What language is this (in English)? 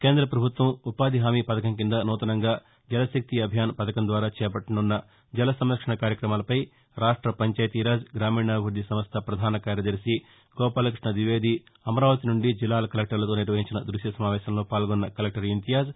Telugu